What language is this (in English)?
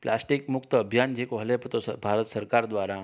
Sindhi